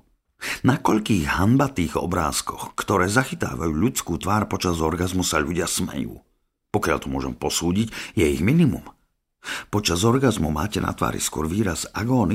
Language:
Slovak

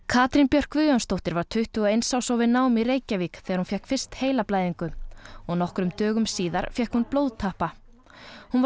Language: Icelandic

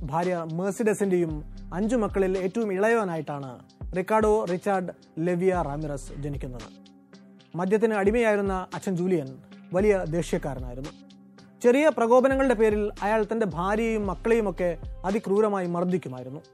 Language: Malayalam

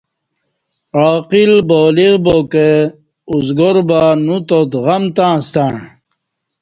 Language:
Kati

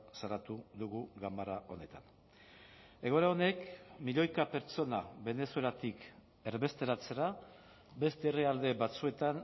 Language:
Basque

